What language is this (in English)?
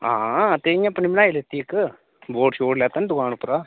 Dogri